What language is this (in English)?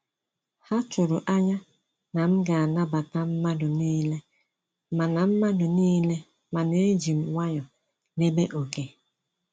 Igbo